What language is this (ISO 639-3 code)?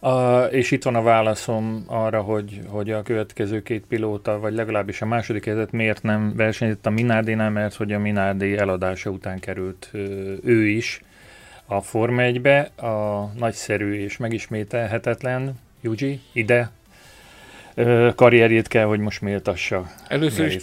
hun